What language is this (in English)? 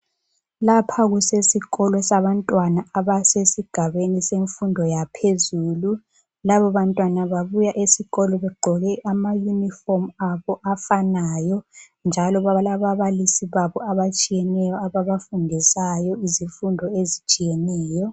North Ndebele